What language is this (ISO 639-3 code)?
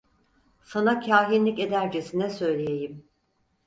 tur